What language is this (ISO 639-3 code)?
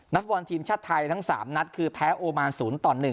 tha